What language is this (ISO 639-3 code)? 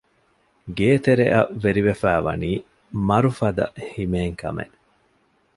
div